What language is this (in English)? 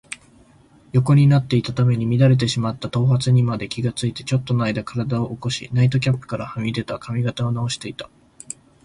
Japanese